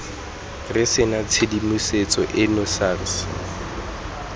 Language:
Tswana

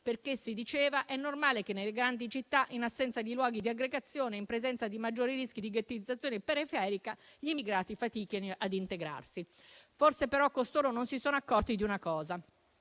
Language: Italian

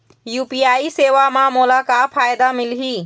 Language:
Chhattisgarhi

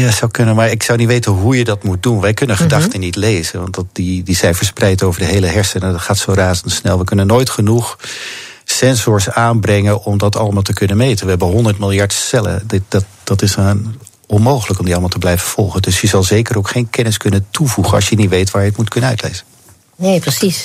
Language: Dutch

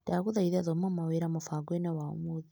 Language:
Kikuyu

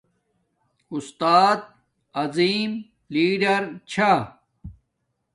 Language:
Domaaki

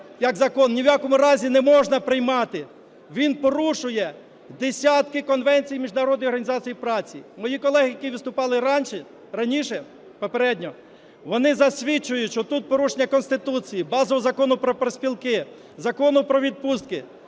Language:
Ukrainian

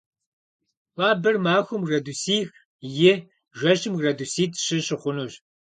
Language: Kabardian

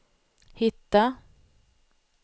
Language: Swedish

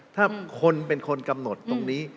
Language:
Thai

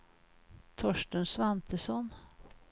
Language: Swedish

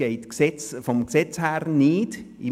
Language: Swiss German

